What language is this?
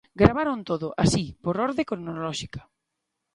Galician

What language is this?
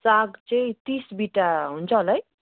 Nepali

